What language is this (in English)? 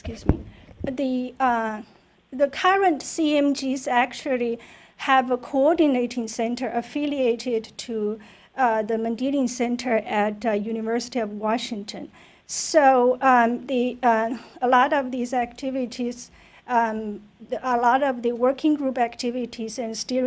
English